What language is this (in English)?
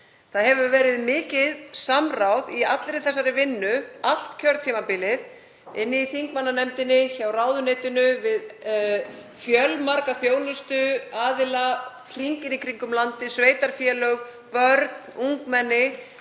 Icelandic